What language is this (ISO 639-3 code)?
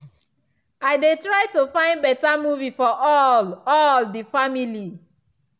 pcm